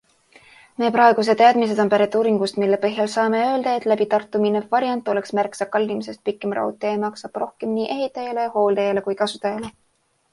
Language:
Estonian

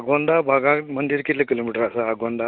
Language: Konkani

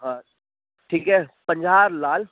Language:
Sindhi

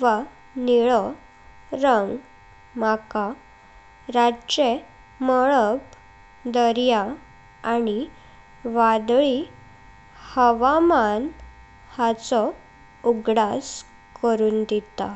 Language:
Konkani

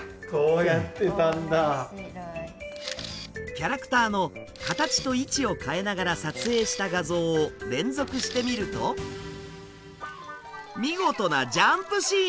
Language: Japanese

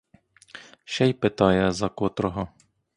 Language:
Ukrainian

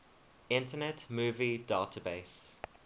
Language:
English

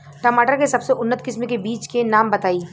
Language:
Bhojpuri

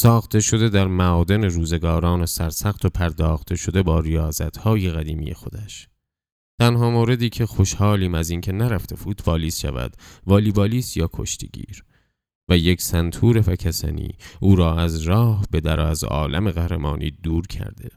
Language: Persian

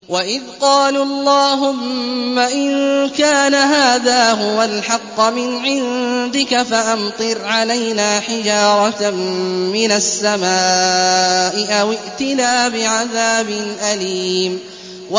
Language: Arabic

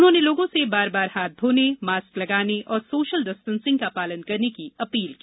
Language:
Hindi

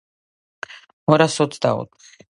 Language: Georgian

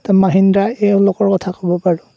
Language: Assamese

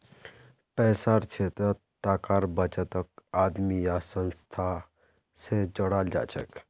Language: Magahi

